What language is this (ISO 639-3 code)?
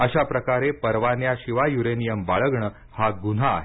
mar